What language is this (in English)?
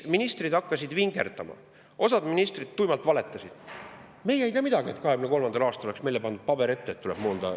Estonian